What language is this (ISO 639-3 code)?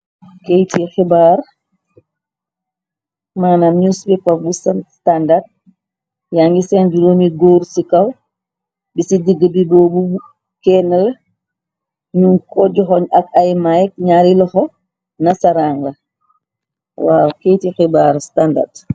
wol